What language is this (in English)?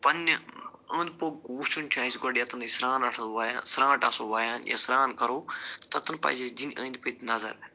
Kashmiri